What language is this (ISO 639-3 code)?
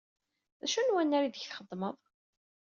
kab